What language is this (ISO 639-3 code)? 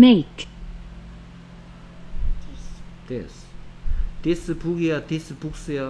kor